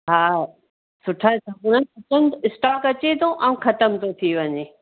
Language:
Sindhi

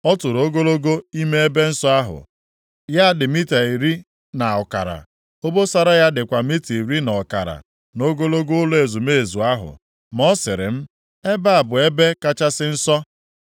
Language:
Igbo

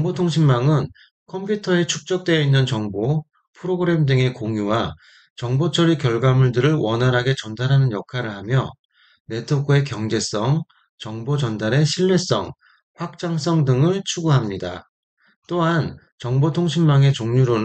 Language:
Korean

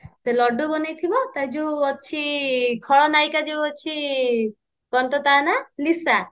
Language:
Odia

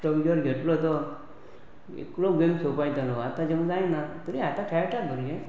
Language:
Konkani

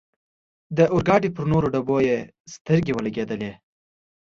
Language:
Pashto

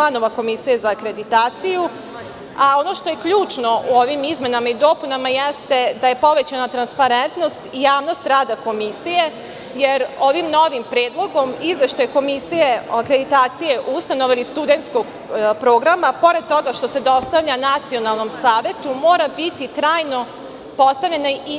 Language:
Serbian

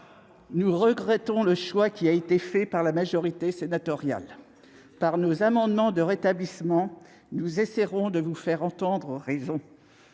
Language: French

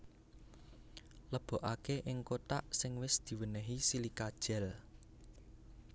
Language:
Javanese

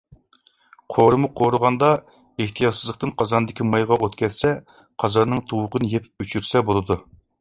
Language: Uyghur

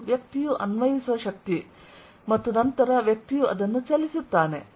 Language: Kannada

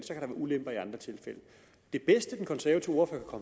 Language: Danish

